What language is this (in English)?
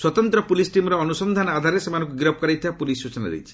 Odia